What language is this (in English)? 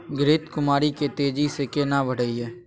Maithili